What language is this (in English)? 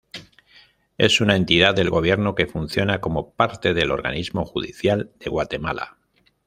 Spanish